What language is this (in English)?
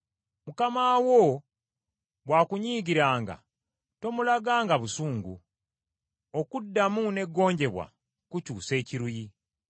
Ganda